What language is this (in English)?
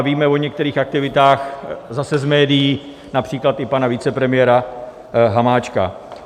Czech